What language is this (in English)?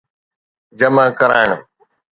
Sindhi